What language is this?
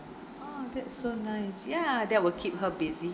English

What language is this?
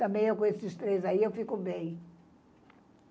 Portuguese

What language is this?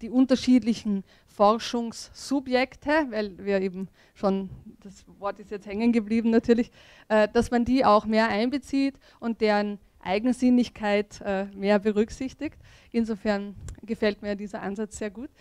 German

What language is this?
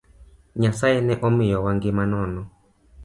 Luo (Kenya and Tanzania)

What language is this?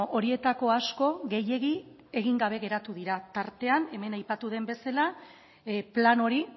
Basque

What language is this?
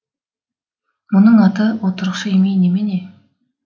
Kazakh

